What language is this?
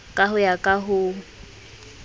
Southern Sotho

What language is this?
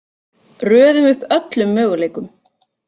Icelandic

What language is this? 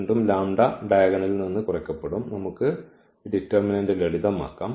Malayalam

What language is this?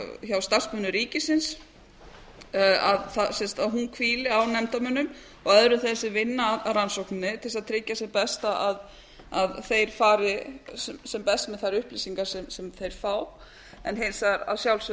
Icelandic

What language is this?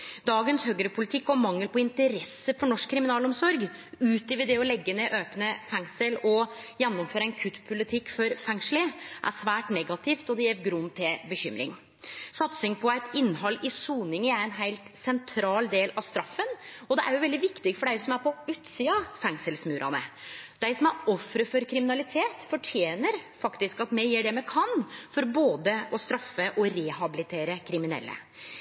Norwegian Nynorsk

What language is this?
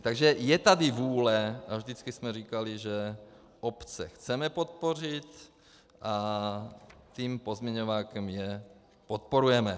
Czech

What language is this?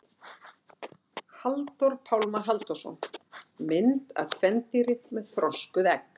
Icelandic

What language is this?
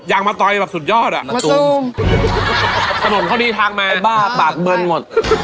Thai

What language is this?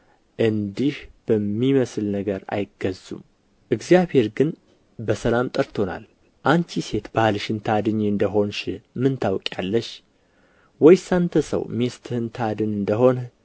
Amharic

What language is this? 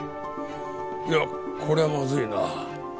Japanese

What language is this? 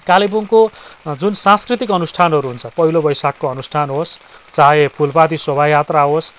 Nepali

